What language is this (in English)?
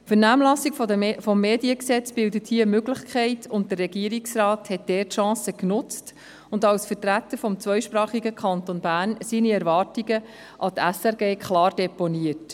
Swiss German